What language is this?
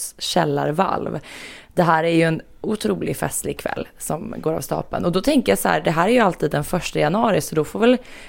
Swedish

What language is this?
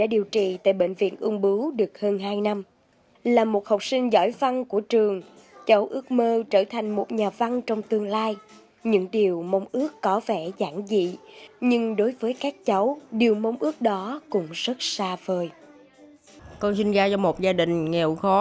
Vietnamese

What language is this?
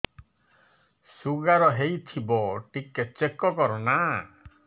Odia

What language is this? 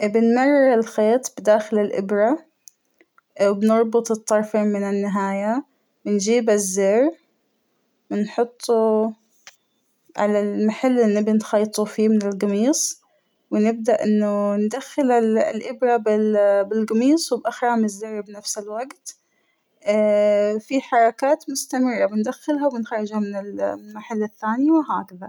Hijazi Arabic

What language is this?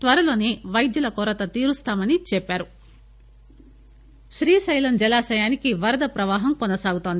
Telugu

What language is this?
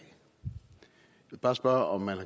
Danish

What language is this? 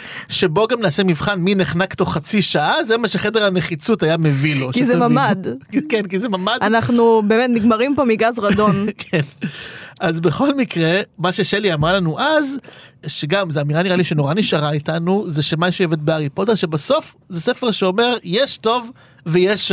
Hebrew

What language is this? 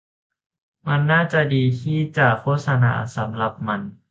Thai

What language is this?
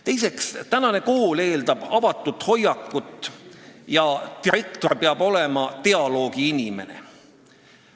Estonian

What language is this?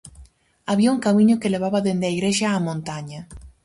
Galician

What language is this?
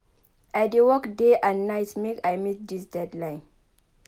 Nigerian Pidgin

